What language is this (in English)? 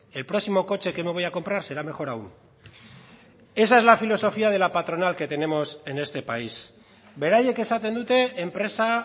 Spanish